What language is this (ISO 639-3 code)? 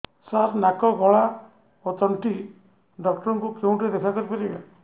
ori